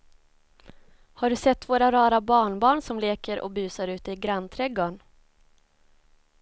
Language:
Swedish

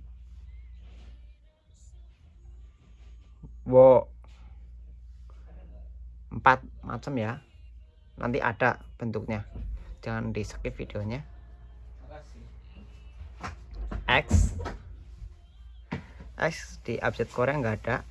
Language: Indonesian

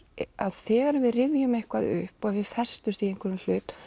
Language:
Icelandic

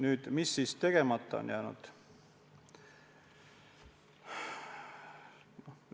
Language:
Estonian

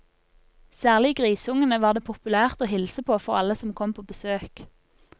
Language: Norwegian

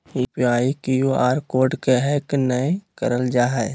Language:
Magahi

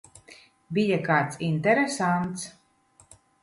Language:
Latvian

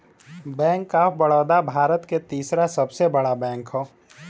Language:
Bhojpuri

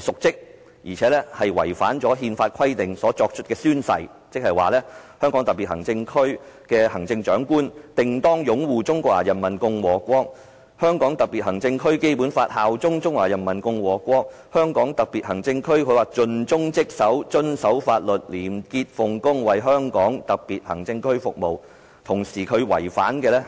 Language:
Cantonese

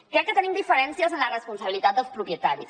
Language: Catalan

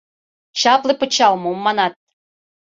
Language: Mari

